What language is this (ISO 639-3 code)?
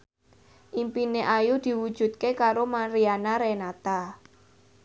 jav